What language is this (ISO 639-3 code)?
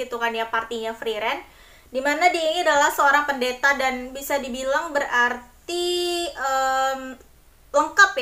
ind